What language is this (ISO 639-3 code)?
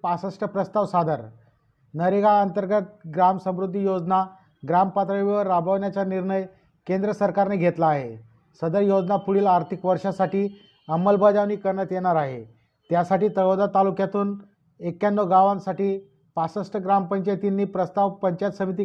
mar